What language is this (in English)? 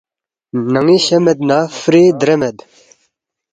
Balti